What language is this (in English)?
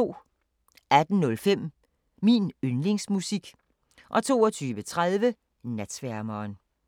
Danish